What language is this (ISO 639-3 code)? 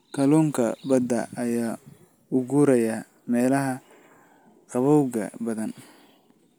som